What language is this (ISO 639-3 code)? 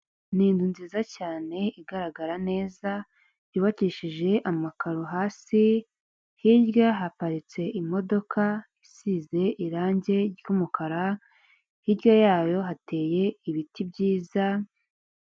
kin